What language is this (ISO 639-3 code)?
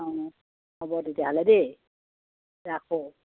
asm